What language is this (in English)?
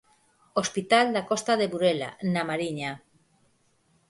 Galician